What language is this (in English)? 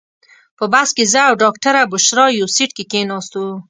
Pashto